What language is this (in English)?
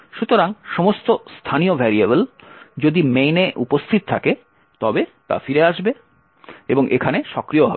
Bangla